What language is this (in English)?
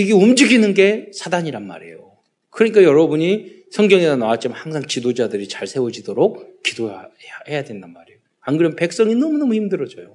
Korean